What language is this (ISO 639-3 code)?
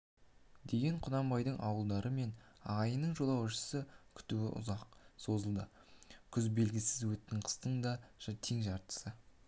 kaz